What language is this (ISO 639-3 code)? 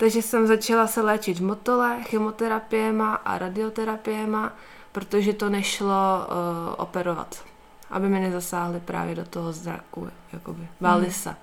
ces